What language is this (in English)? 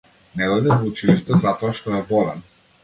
Macedonian